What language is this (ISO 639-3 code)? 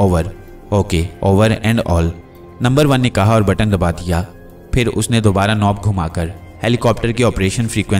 hin